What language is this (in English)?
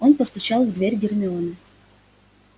Russian